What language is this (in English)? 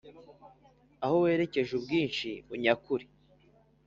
Kinyarwanda